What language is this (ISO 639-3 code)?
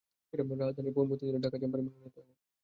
ben